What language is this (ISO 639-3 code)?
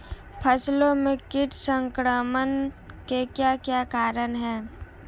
hin